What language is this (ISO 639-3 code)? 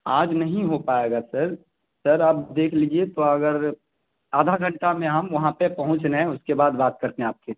urd